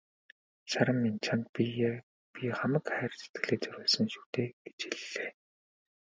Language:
Mongolian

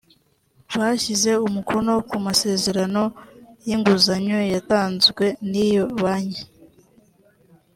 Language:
Kinyarwanda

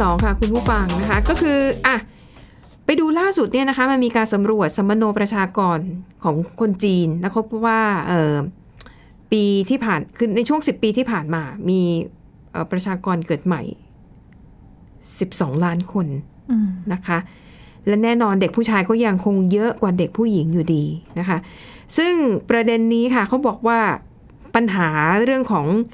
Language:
Thai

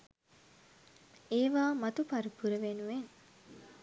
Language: Sinhala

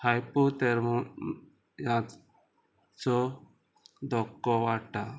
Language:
Konkani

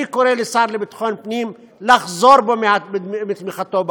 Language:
Hebrew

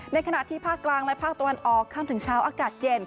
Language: Thai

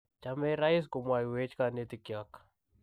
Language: Kalenjin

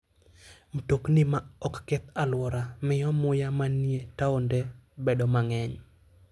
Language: Luo (Kenya and Tanzania)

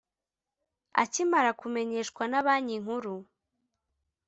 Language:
Kinyarwanda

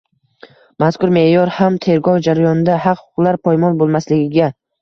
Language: Uzbek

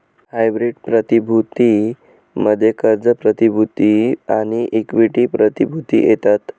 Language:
Marathi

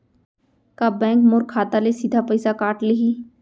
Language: Chhattisgarhi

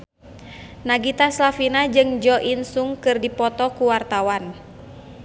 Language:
Sundanese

